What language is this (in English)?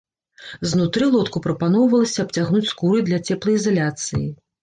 Belarusian